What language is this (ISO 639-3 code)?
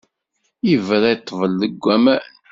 kab